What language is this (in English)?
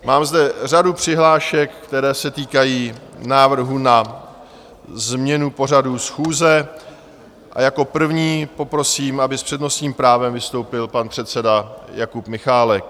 Czech